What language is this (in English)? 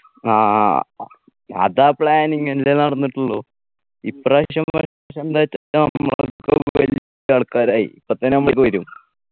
Malayalam